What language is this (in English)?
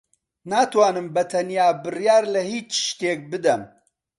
Central Kurdish